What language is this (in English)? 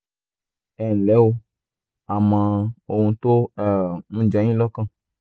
Yoruba